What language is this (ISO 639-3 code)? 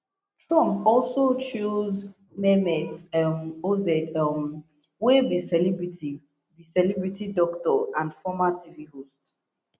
pcm